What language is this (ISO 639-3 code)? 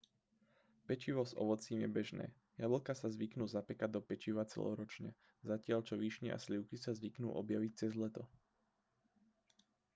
slk